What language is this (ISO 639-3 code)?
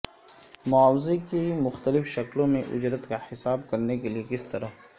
urd